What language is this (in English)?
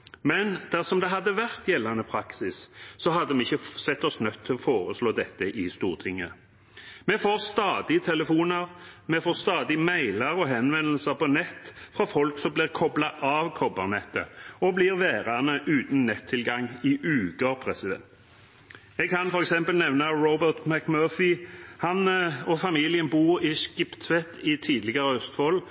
Norwegian Bokmål